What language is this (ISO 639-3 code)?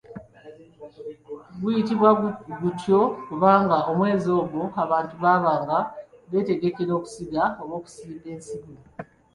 lug